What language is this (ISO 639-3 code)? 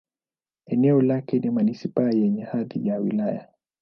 swa